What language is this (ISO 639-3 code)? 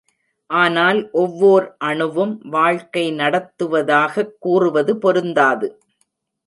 tam